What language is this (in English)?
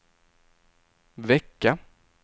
Swedish